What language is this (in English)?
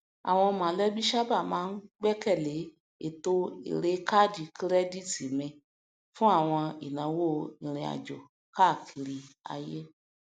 Yoruba